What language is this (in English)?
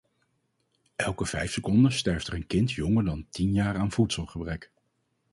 Dutch